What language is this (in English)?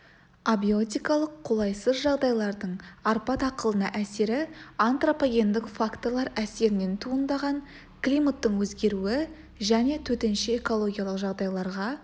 Kazakh